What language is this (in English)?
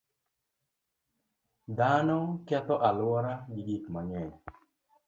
Luo (Kenya and Tanzania)